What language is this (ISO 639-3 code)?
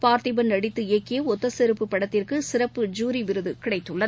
tam